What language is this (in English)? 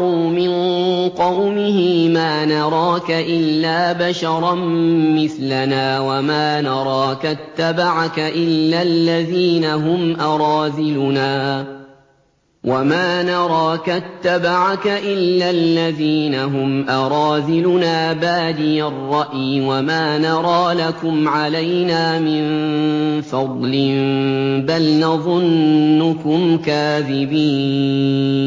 Arabic